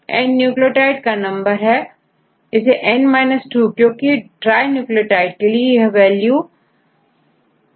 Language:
Hindi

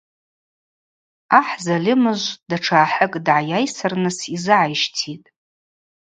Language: Abaza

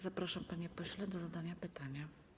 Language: Polish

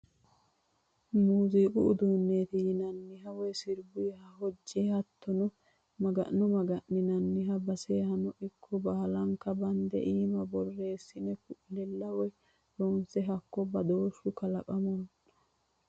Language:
Sidamo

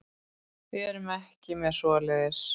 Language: Icelandic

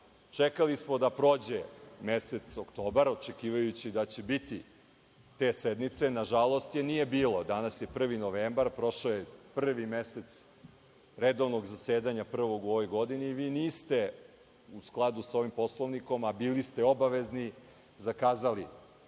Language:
Serbian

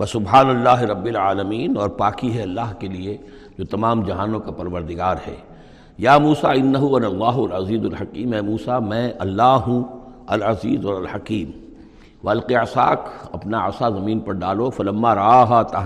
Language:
Urdu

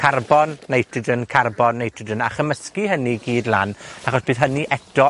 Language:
Welsh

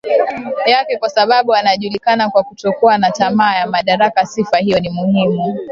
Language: Swahili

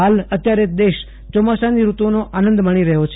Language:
Gujarati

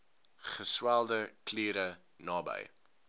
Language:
Afrikaans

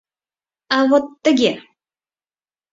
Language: Mari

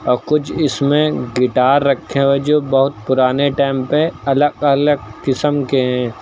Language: Hindi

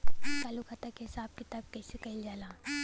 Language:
Bhojpuri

